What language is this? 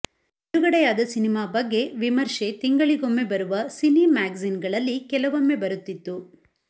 Kannada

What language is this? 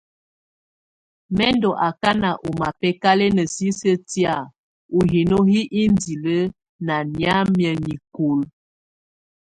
Tunen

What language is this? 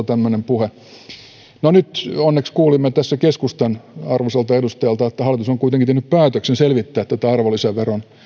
Finnish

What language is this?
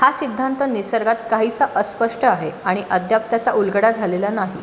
Marathi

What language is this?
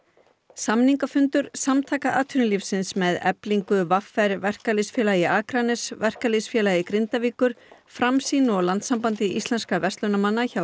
Icelandic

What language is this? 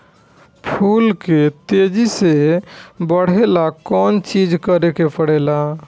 Bhojpuri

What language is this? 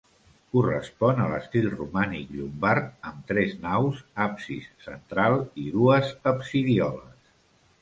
Catalan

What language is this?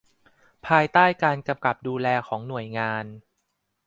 Thai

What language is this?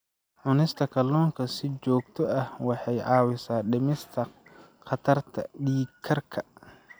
Somali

